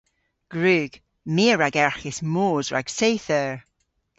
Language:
Cornish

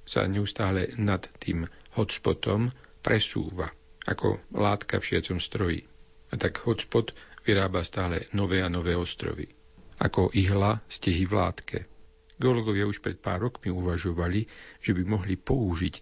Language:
Slovak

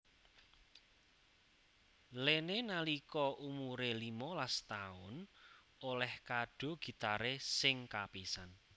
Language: Javanese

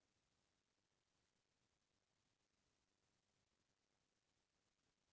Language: Bhojpuri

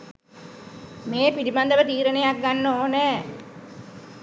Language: Sinhala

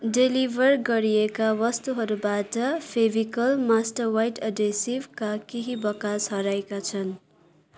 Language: Nepali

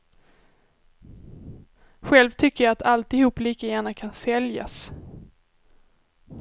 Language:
Swedish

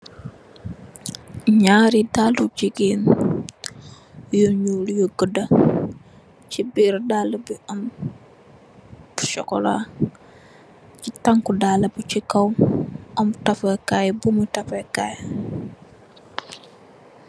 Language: Wolof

